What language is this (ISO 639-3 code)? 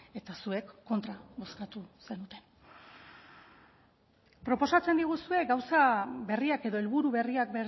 eus